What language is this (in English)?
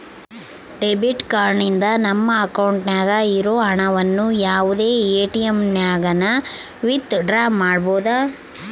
Kannada